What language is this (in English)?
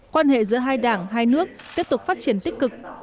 Vietnamese